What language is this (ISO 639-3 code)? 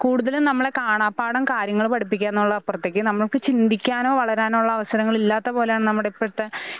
mal